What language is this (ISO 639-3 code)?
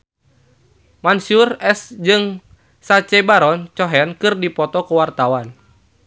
sun